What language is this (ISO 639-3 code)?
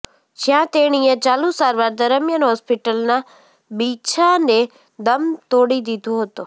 guj